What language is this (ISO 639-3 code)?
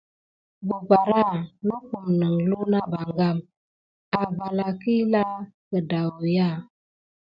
gid